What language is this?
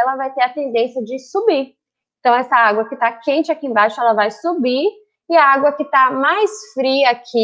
Portuguese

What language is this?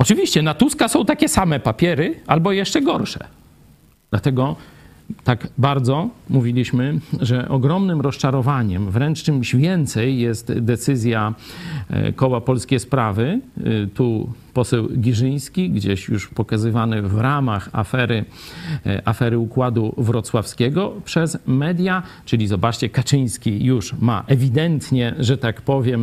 Polish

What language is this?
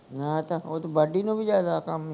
Punjabi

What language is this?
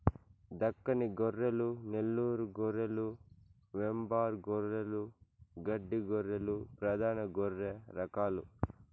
Telugu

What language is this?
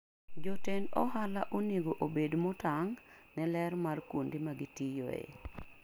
Luo (Kenya and Tanzania)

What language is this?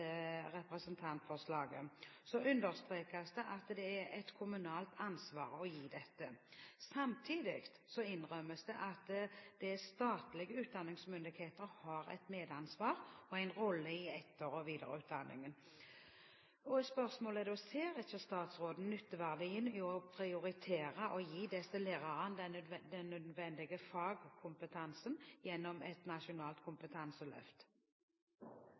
Norwegian Bokmål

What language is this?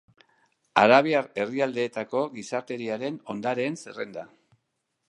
Basque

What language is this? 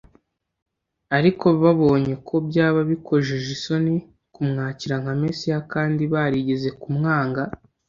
Kinyarwanda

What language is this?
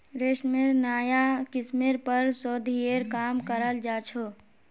Magahi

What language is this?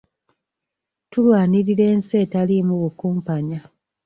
Ganda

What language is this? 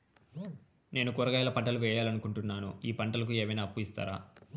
Telugu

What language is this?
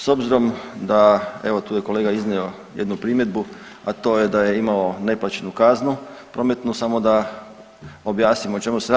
Croatian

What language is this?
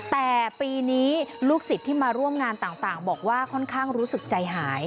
Thai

